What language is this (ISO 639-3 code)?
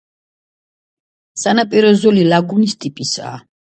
kat